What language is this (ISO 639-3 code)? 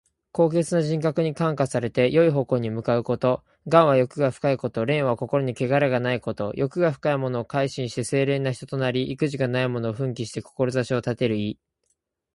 jpn